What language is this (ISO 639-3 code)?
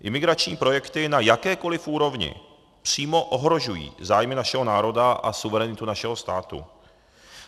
ces